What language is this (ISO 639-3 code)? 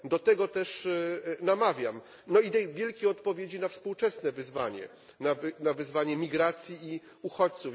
pol